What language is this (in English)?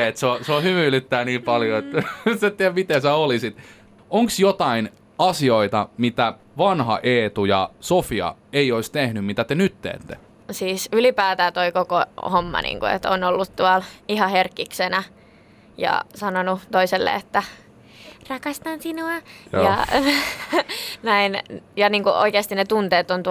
Finnish